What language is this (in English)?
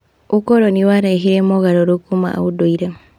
Kikuyu